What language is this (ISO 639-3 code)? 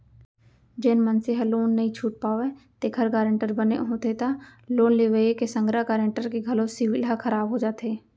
hne